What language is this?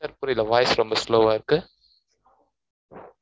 Tamil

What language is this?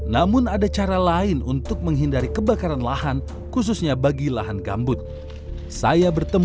Indonesian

